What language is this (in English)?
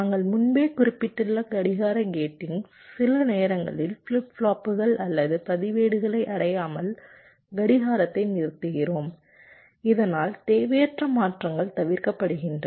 Tamil